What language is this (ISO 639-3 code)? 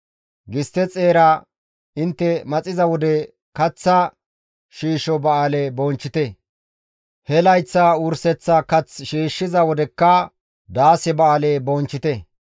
gmv